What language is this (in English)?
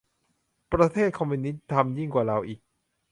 Thai